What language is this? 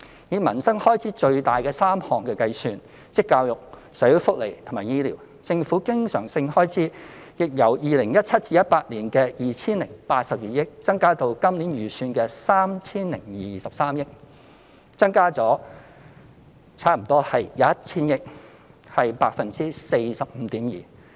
Cantonese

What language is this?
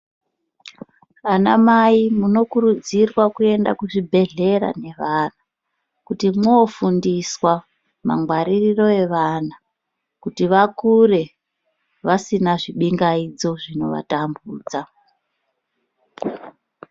Ndau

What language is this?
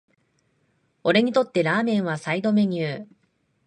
Japanese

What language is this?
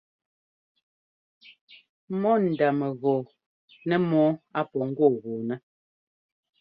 Ngomba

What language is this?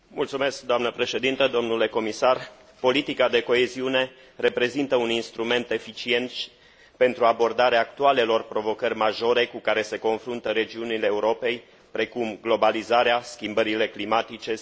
Romanian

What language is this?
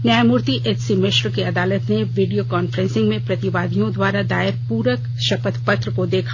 Hindi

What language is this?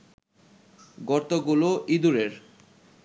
Bangla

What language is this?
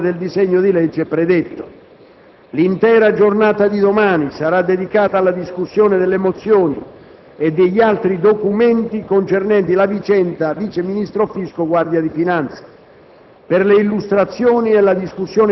Italian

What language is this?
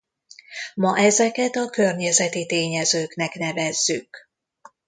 Hungarian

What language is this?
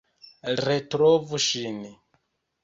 Esperanto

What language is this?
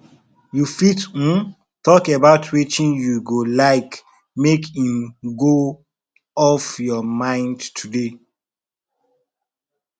Nigerian Pidgin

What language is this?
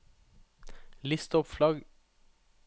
Norwegian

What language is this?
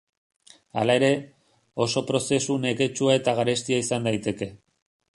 Basque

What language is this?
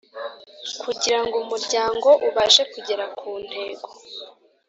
Kinyarwanda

